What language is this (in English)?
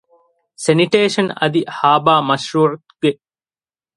Divehi